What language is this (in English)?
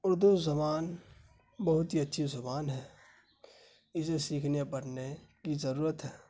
Urdu